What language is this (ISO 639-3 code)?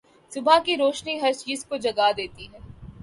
urd